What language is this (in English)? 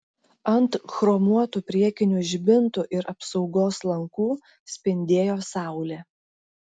Lithuanian